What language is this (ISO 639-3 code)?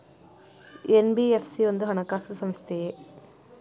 kan